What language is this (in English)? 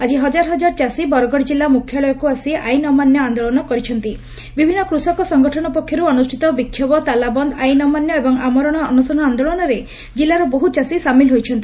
Odia